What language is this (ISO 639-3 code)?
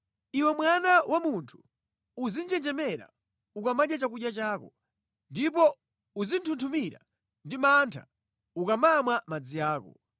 nya